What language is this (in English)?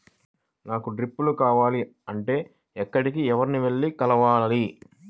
Telugu